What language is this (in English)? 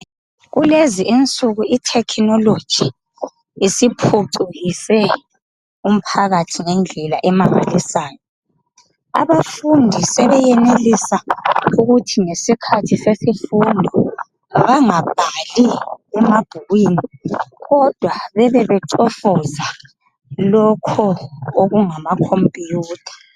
North Ndebele